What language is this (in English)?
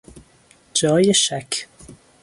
Persian